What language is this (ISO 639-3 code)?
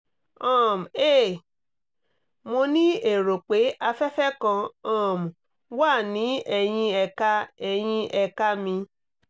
yor